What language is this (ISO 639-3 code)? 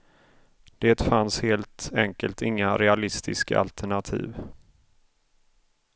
swe